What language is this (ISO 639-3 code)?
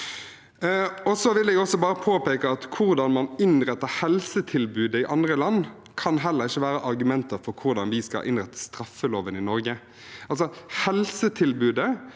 nor